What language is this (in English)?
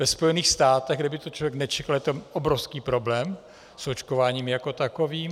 Czech